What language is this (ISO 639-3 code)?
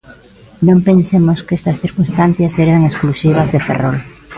glg